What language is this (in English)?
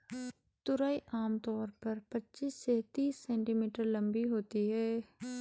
Hindi